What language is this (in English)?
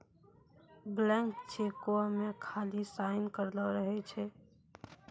Maithili